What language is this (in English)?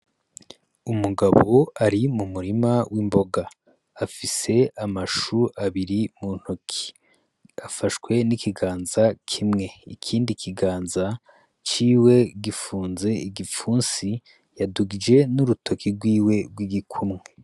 Rundi